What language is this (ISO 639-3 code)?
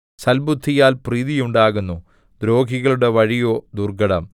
mal